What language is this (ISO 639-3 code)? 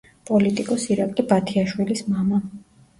kat